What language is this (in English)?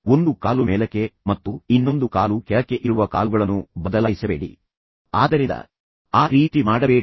Kannada